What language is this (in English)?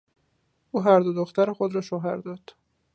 Persian